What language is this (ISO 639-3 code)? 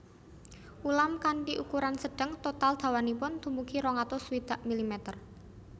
jav